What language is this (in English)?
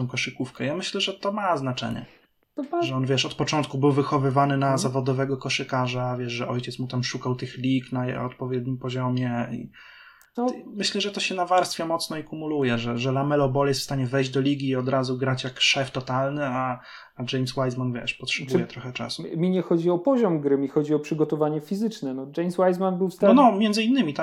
Polish